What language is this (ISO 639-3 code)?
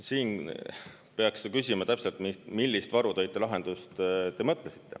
est